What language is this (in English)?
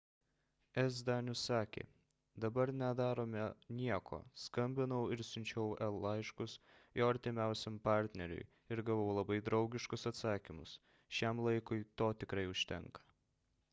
Lithuanian